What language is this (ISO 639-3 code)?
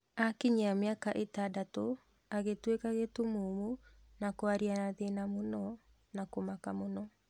kik